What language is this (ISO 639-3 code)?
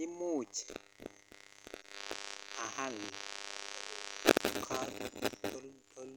kln